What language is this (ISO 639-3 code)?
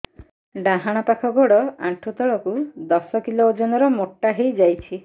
ori